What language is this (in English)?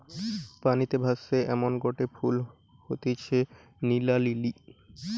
Bangla